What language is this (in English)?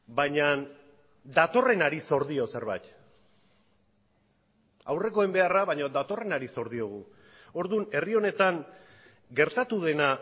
Basque